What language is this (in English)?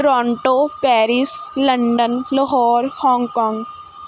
Punjabi